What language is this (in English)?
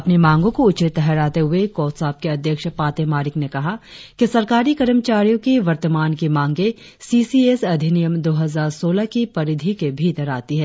Hindi